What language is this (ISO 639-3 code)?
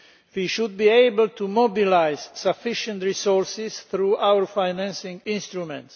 eng